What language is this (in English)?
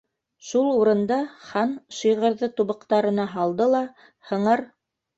Bashkir